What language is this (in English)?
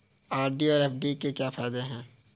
Hindi